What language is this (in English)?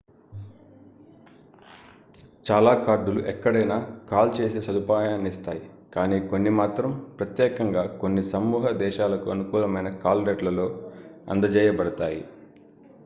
Telugu